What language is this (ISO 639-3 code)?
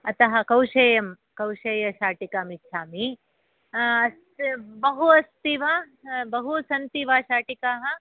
san